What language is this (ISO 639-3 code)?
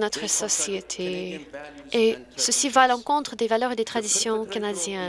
fra